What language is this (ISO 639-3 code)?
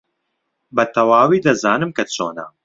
ckb